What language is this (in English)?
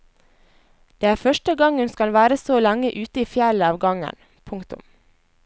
Norwegian